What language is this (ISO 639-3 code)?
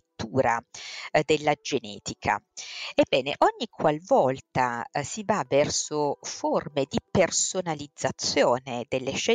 ita